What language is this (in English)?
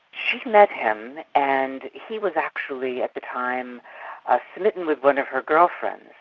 English